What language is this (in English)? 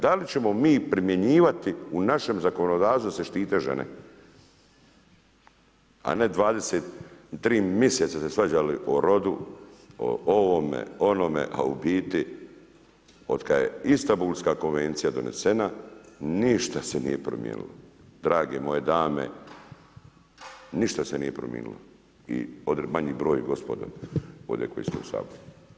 Croatian